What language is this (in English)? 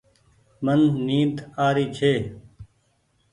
Goaria